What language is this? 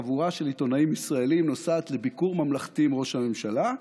Hebrew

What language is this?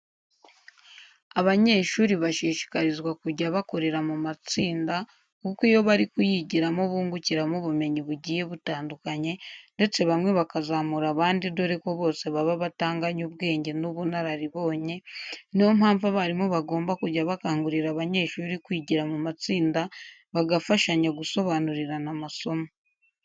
Kinyarwanda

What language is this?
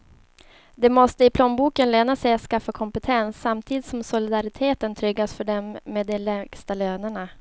Swedish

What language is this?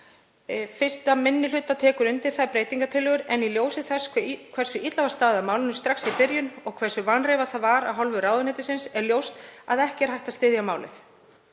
Icelandic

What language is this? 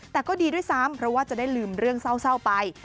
Thai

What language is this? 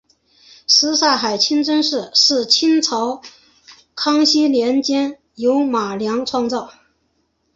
Chinese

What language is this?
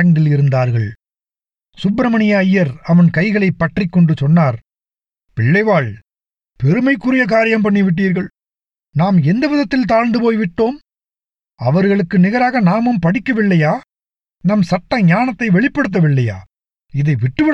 Tamil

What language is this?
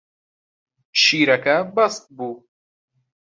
Central Kurdish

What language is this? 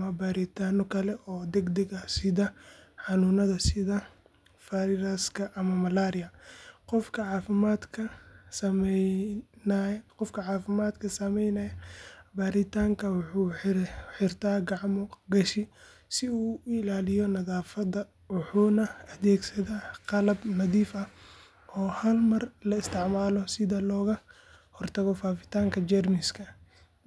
Somali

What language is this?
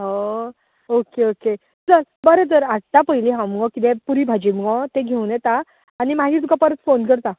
Konkani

